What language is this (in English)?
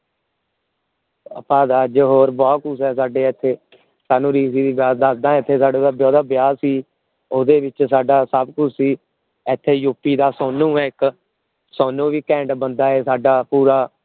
Punjabi